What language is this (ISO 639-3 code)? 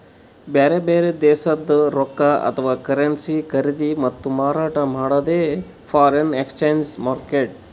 kan